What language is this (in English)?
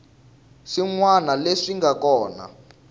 Tsonga